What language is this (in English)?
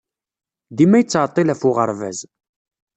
Kabyle